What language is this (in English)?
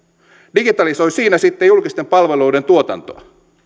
Finnish